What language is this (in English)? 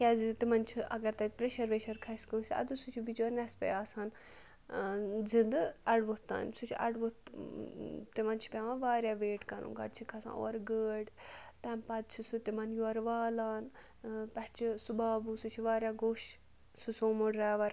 Kashmiri